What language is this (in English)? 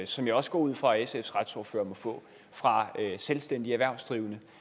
Danish